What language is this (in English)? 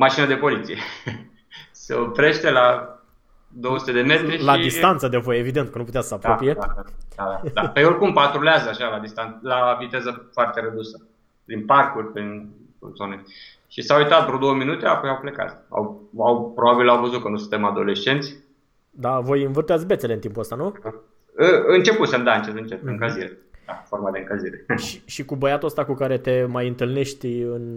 Romanian